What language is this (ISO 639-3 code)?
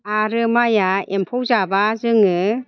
brx